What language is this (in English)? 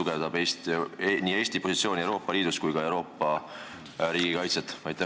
Estonian